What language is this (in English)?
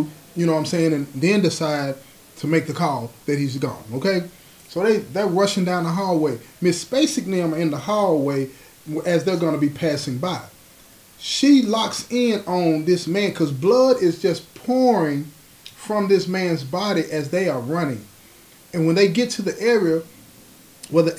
English